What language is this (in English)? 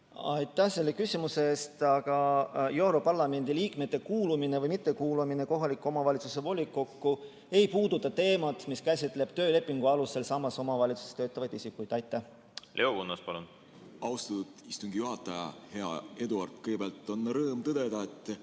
Estonian